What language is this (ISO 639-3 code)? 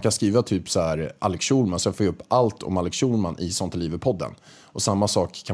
swe